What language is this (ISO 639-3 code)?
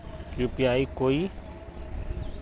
mag